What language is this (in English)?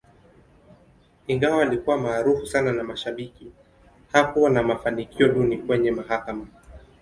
Swahili